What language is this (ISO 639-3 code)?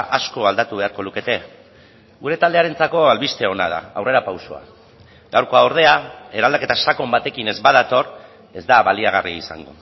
eus